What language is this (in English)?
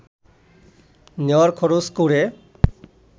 Bangla